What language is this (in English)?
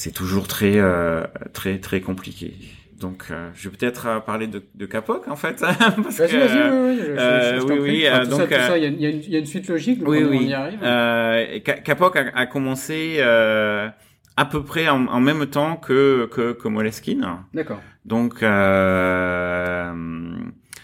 French